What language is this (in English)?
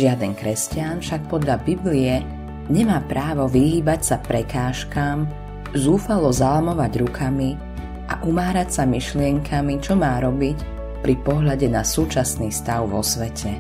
Slovak